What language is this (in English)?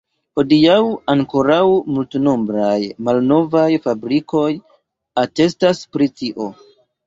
Esperanto